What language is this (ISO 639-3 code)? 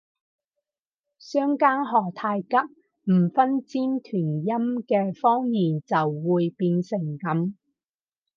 yue